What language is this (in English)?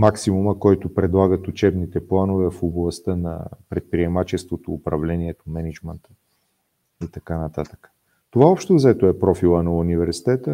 Bulgarian